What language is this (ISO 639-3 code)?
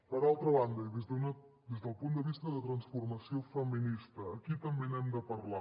cat